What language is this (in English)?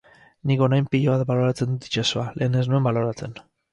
Basque